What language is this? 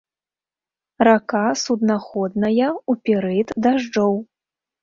Belarusian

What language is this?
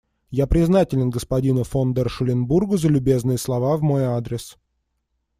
Russian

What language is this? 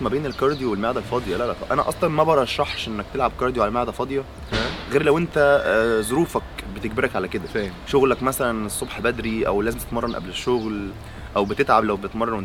Arabic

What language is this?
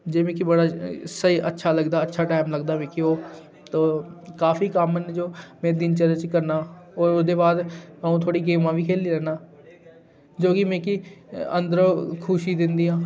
Dogri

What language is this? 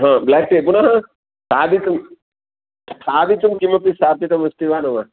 Sanskrit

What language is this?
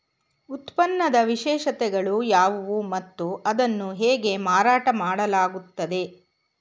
Kannada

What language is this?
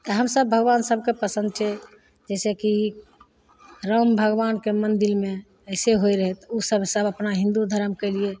Maithili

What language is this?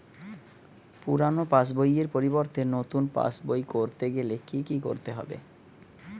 Bangla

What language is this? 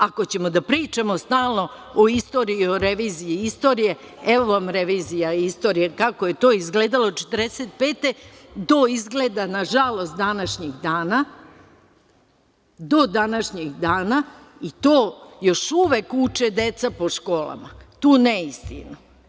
Serbian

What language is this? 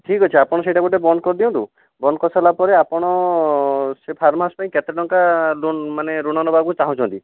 Odia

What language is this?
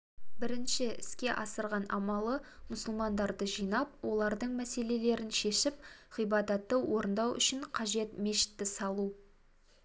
Kazakh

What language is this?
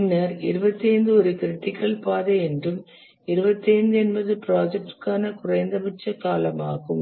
Tamil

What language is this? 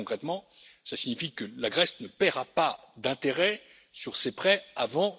French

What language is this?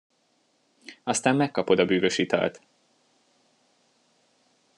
Hungarian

